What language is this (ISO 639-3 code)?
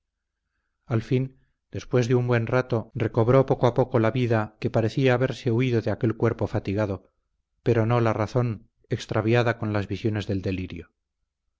spa